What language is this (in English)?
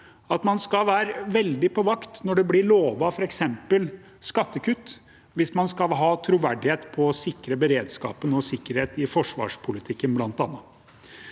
Norwegian